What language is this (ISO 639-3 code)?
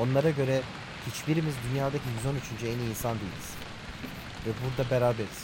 tur